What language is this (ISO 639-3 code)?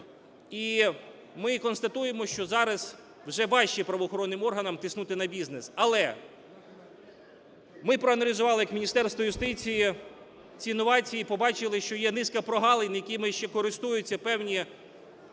ukr